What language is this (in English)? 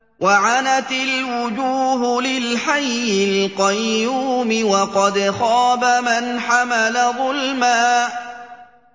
Arabic